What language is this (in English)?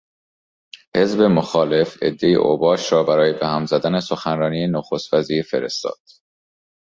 Persian